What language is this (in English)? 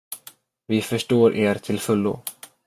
Swedish